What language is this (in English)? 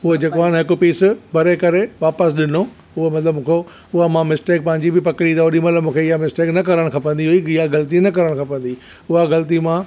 Sindhi